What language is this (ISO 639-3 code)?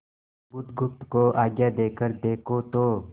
hin